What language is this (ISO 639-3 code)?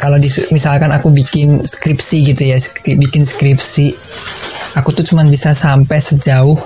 ind